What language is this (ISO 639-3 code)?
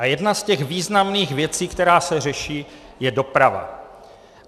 ces